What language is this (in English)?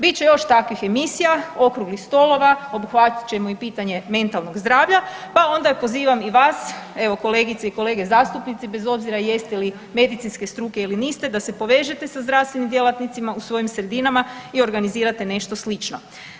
Croatian